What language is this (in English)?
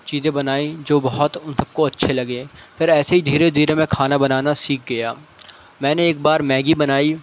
Urdu